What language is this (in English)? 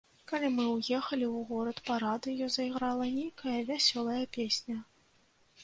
Belarusian